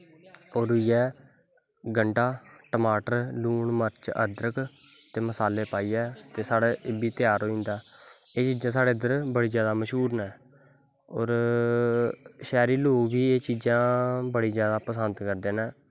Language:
Dogri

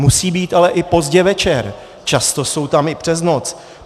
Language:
Czech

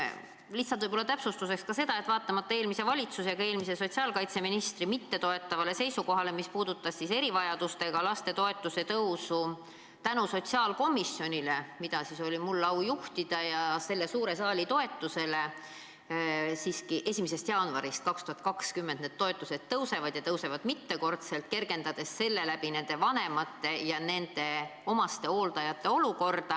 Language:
Estonian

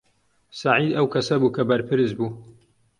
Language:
Central Kurdish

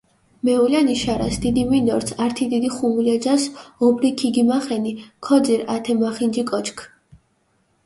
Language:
Mingrelian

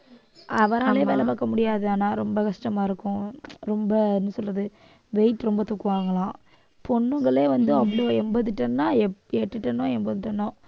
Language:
Tamil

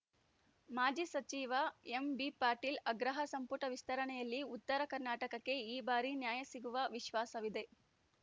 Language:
Kannada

